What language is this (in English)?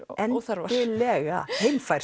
Icelandic